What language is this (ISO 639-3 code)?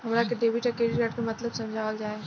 bho